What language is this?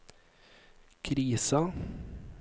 Norwegian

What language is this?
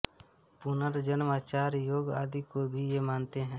Hindi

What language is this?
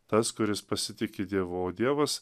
Lithuanian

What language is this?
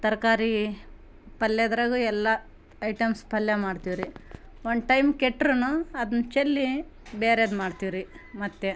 Kannada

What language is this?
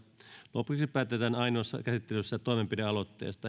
Finnish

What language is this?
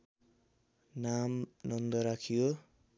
Nepali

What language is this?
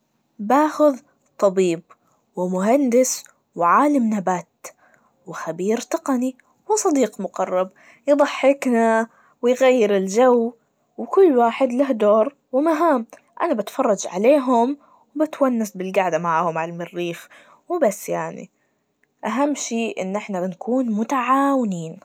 Najdi Arabic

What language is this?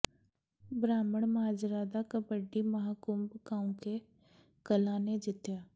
Punjabi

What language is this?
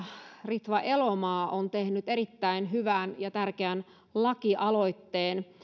Finnish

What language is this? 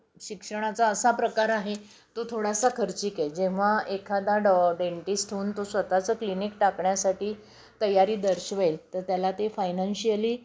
Marathi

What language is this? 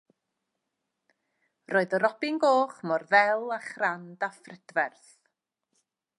Welsh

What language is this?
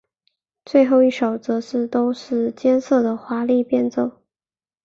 Chinese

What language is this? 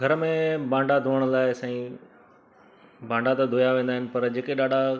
Sindhi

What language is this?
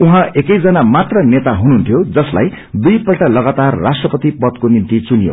Nepali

